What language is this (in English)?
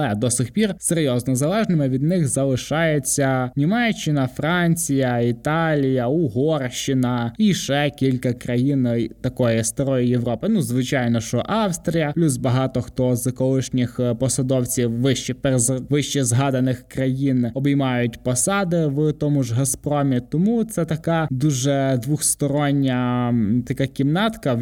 Ukrainian